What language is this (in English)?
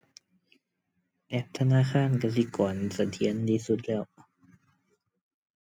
Thai